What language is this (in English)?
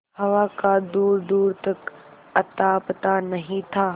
Hindi